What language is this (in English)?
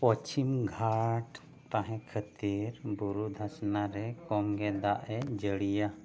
Santali